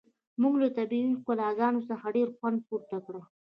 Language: Pashto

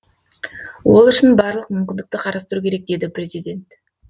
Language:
Kazakh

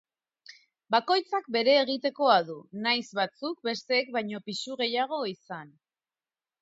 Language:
Basque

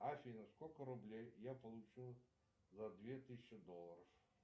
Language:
Russian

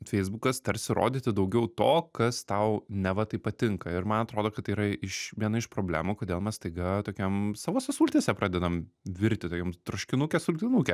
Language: Lithuanian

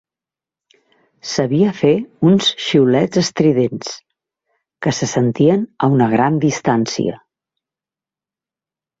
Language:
Catalan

